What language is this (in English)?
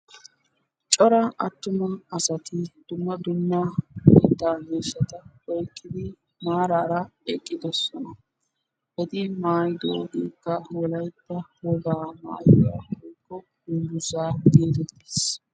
Wolaytta